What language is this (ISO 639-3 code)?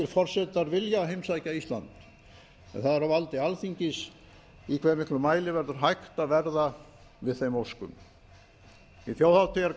isl